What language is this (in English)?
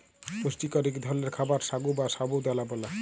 Bangla